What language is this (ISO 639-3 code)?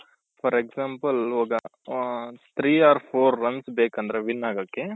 kan